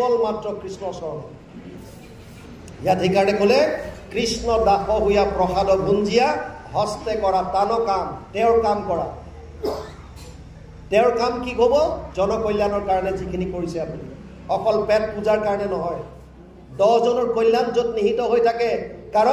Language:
Bangla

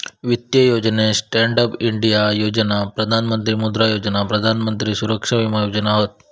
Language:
Marathi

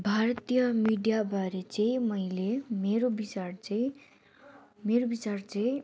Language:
Nepali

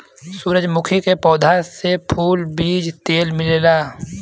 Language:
Bhojpuri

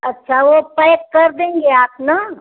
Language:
Hindi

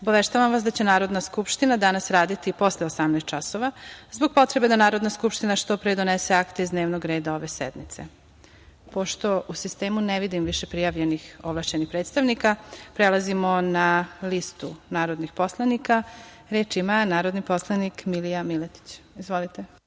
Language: Serbian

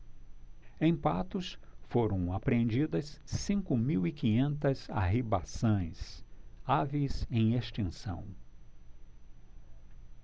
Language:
Portuguese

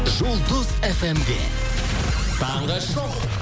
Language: Kazakh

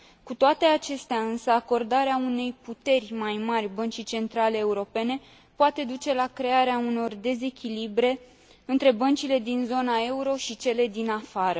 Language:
Romanian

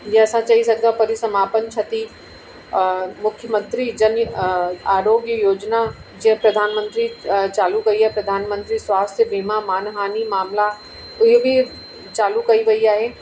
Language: Sindhi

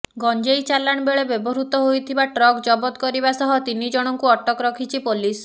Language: Odia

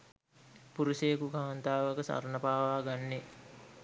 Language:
Sinhala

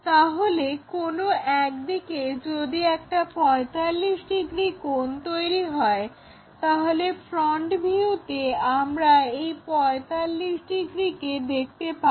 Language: Bangla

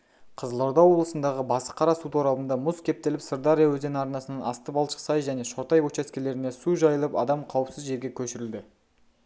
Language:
Kazakh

